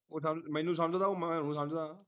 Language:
Punjabi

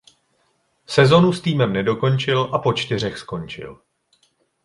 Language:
Czech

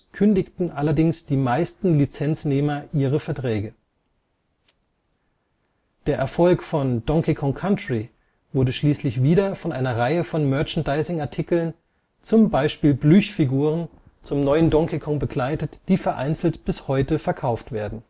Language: German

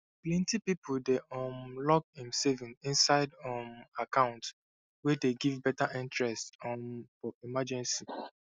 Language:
Nigerian Pidgin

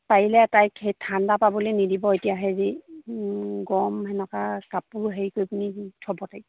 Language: Assamese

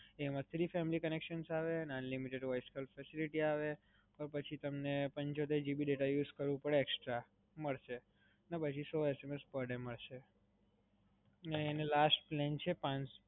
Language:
Gujarati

